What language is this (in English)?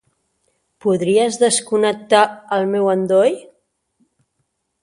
Catalan